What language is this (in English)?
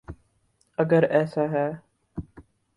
Urdu